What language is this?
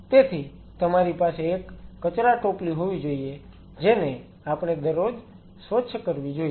Gujarati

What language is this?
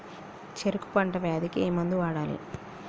Telugu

